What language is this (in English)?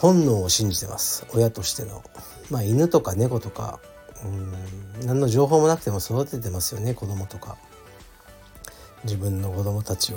Japanese